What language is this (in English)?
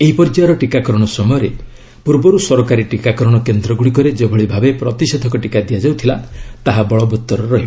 Odia